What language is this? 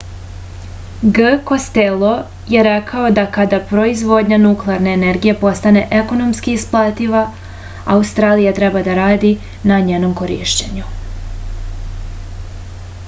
Serbian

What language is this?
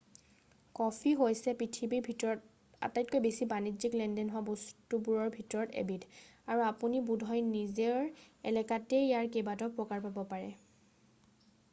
Assamese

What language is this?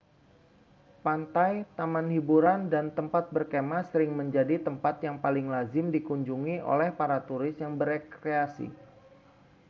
Indonesian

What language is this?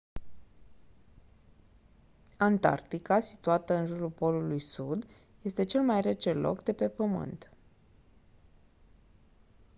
Romanian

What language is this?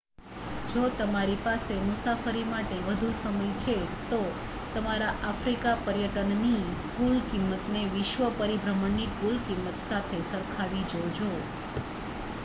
Gujarati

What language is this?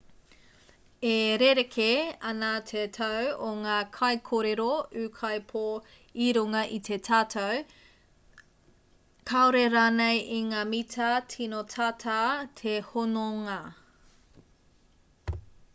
Māori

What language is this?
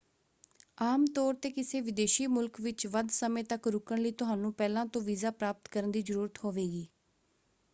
Punjabi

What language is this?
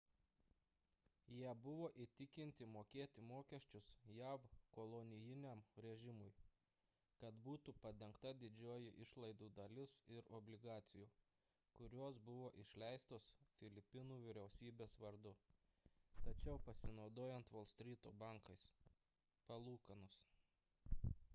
Lithuanian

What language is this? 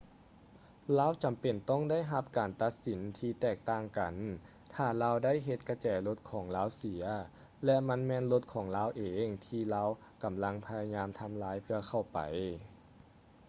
Lao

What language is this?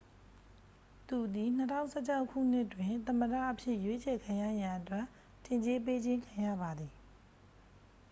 Burmese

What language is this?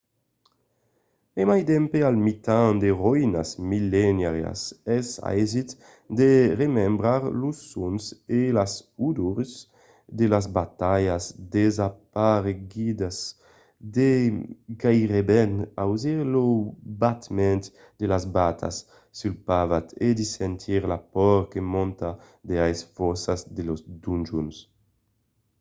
Occitan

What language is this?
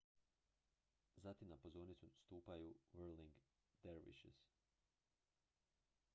Croatian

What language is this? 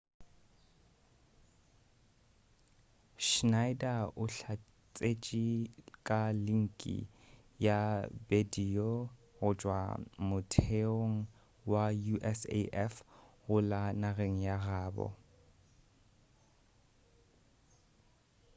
Northern Sotho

